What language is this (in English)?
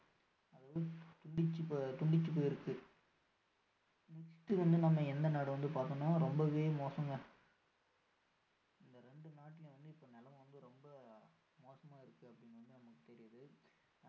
Tamil